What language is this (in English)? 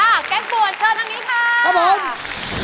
Thai